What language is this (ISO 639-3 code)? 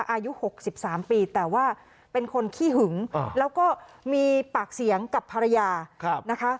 tha